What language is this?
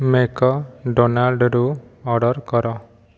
Odia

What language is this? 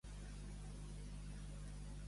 Catalan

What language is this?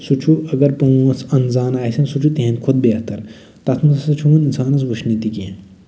Kashmiri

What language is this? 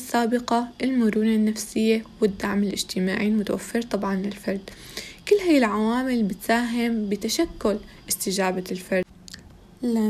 Arabic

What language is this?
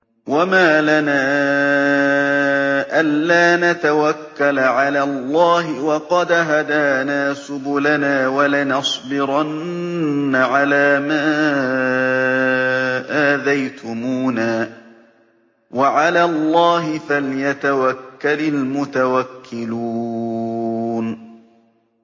Arabic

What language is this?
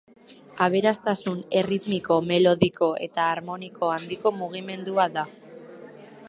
Basque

